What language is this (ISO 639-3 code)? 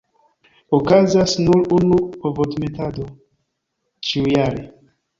epo